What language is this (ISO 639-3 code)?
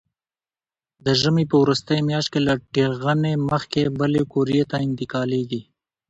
pus